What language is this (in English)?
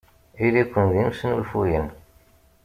Kabyle